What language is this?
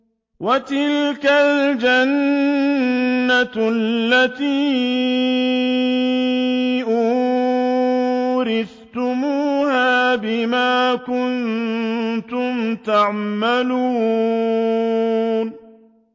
Arabic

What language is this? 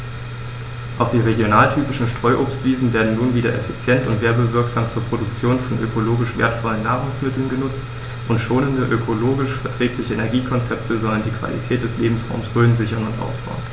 German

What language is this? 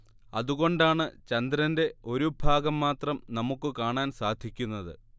Malayalam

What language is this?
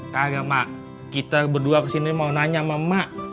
Indonesian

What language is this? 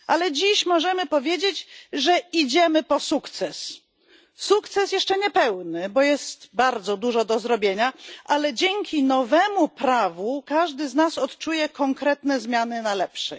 Polish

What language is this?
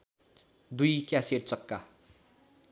Nepali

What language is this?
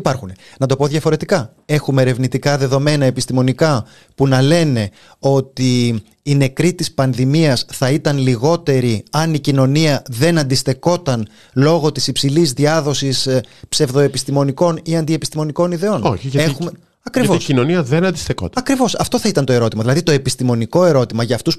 Greek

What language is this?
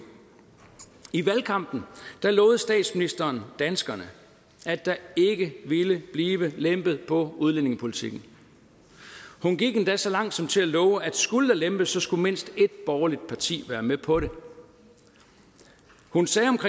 Danish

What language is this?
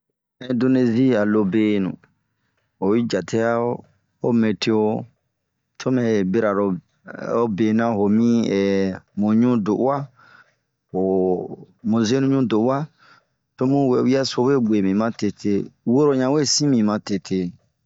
Bomu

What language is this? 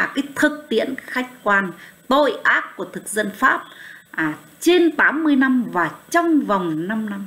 Vietnamese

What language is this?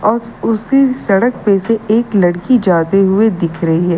Hindi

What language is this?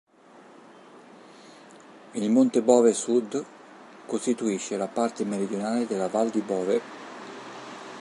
Italian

